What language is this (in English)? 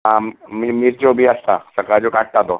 Konkani